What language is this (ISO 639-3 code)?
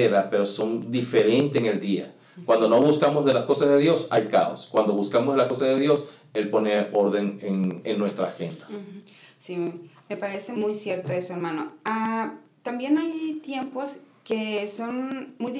spa